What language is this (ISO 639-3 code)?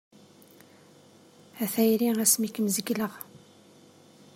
kab